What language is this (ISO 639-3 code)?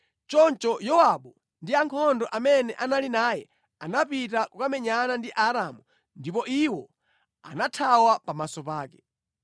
nya